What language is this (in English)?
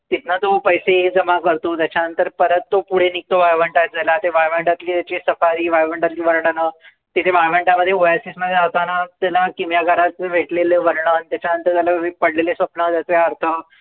Marathi